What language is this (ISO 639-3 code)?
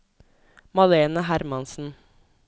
nor